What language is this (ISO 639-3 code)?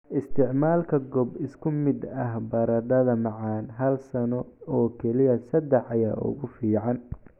som